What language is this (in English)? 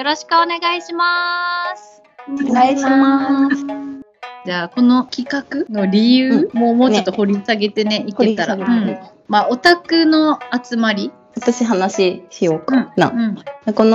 Japanese